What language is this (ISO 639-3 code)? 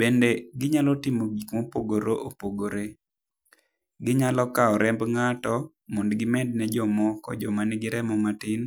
luo